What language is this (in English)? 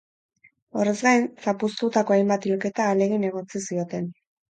Basque